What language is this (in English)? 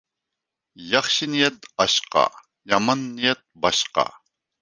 Uyghur